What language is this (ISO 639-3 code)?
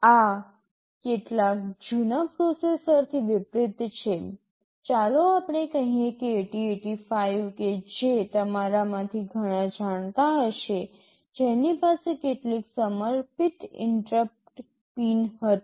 guj